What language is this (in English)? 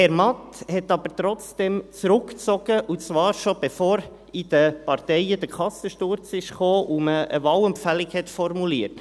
Swiss German